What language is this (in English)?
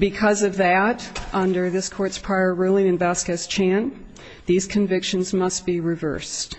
English